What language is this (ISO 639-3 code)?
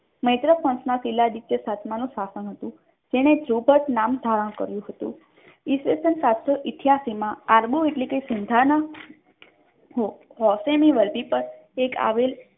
guj